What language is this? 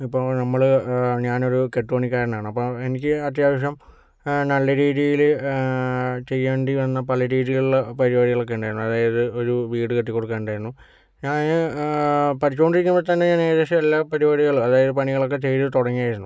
Malayalam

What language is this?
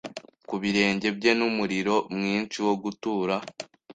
Kinyarwanda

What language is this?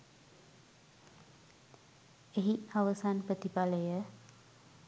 Sinhala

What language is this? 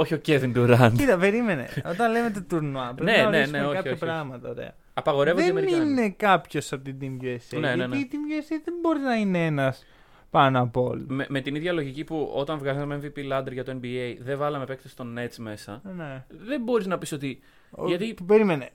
Greek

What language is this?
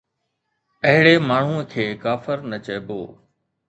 Sindhi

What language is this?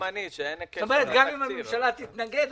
Hebrew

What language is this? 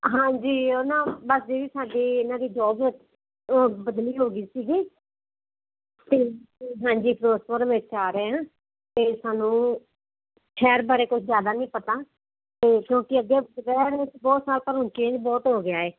Punjabi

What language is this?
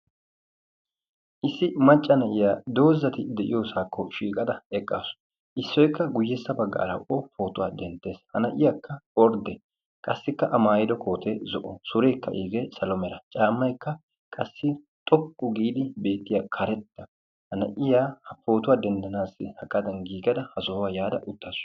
Wolaytta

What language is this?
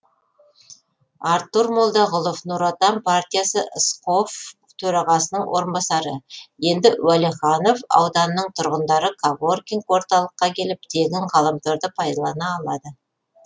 Kazakh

